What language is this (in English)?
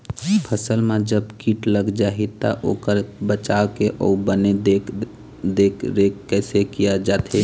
Chhattisgarhi